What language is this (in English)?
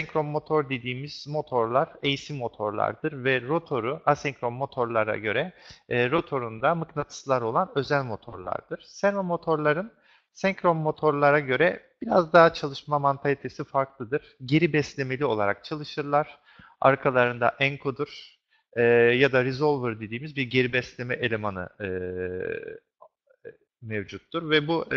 Turkish